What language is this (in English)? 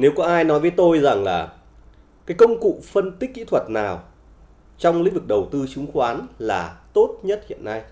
Vietnamese